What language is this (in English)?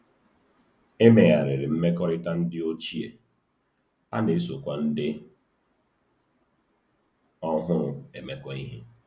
Igbo